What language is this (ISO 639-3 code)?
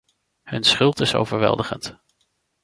nld